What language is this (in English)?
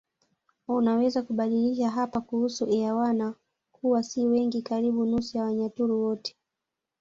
Swahili